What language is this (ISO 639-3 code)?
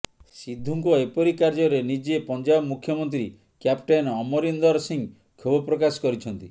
ori